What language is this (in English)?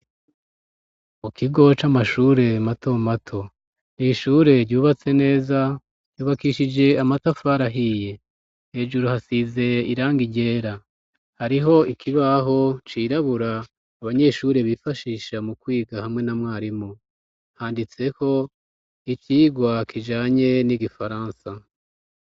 Rundi